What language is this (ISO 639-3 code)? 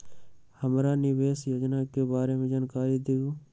mag